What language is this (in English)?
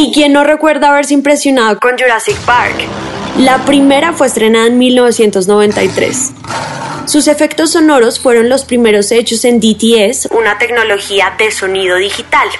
Spanish